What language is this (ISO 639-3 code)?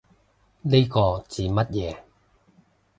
yue